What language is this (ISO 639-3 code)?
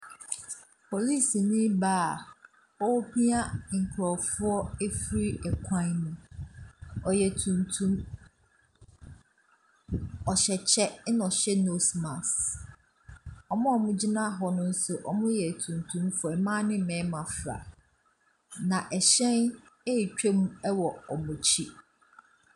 aka